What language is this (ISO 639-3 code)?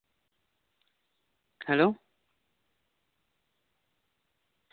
sat